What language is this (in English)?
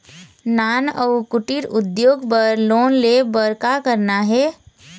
Chhattisgarhi